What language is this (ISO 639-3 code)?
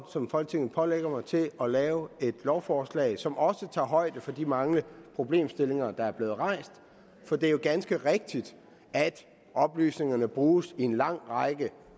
dan